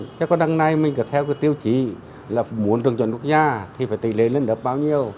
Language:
Vietnamese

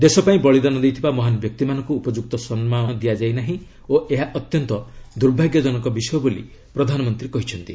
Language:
Odia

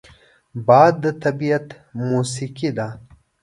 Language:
Pashto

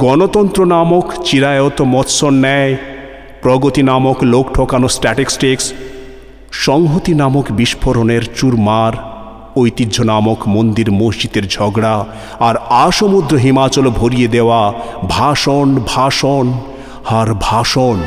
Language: Bangla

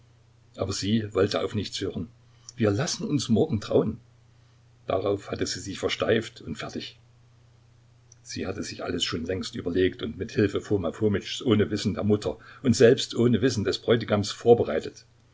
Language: German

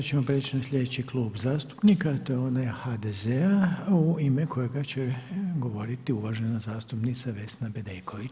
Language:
Croatian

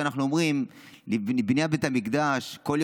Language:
Hebrew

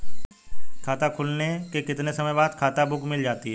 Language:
Hindi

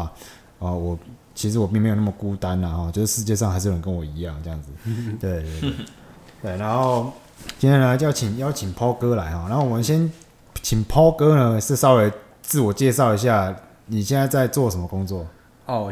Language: Chinese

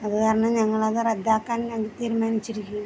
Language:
Malayalam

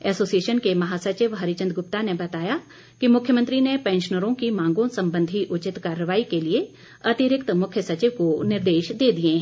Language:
Hindi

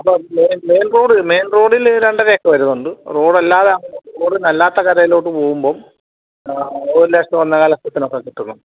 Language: Malayalam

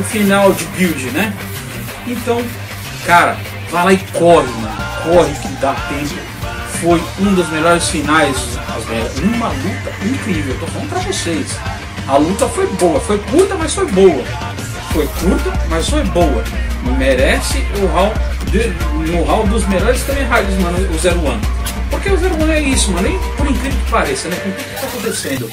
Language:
Portuguese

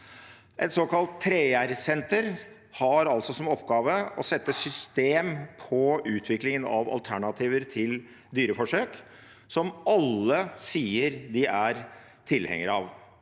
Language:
Norwegian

